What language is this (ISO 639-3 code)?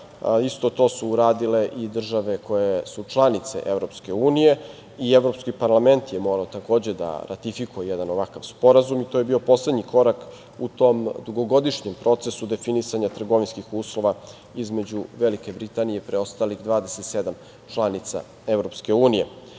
srp